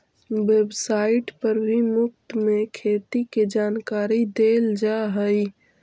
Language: Magahi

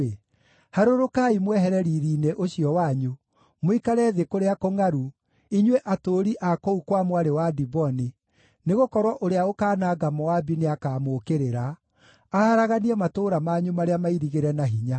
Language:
Kikuyu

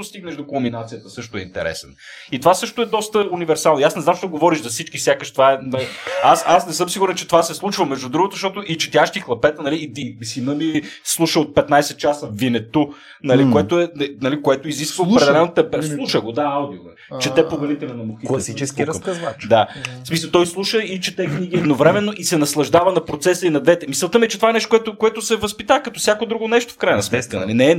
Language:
Bulgarian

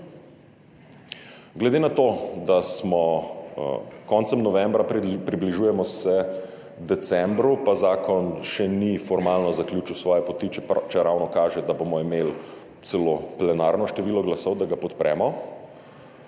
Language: Slovenian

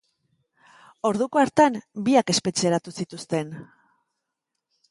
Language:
Basque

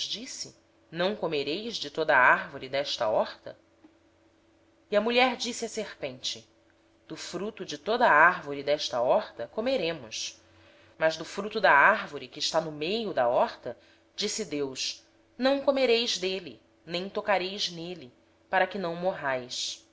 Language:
Portuguese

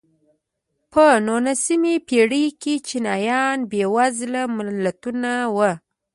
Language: Pashto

